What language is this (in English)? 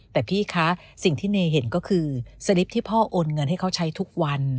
Thai